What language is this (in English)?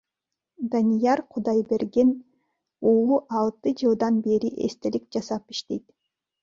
Kyrgyz